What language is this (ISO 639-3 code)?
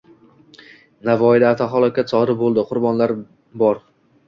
uzb